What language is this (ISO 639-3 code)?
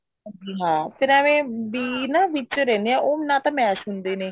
pan